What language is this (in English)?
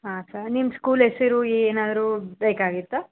Kannada